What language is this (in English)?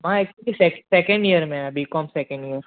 Sindhi